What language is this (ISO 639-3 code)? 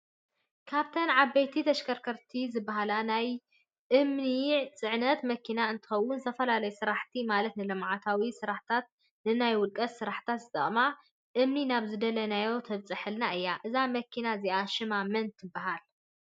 tir